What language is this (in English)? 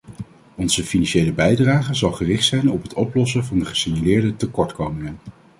Dutch